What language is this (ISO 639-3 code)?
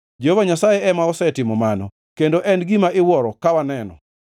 luo